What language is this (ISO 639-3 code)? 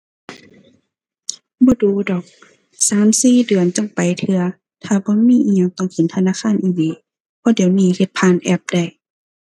tha